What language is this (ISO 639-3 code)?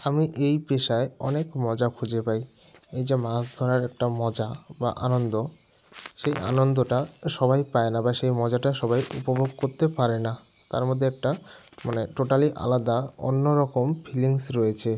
ben